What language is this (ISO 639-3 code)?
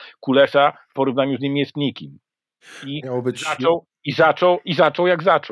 pol